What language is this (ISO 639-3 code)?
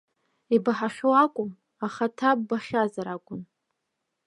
abk